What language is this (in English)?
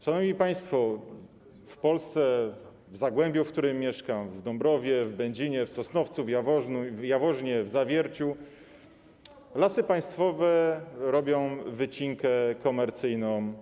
Polish